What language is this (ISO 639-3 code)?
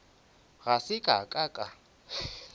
nso